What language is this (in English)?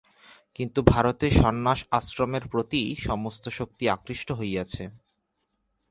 Bangla